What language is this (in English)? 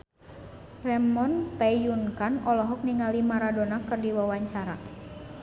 Sundanese